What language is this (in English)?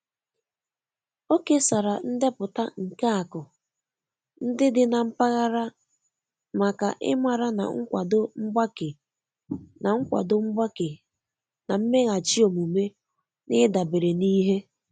Igbo